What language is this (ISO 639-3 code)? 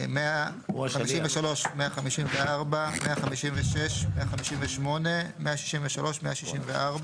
heb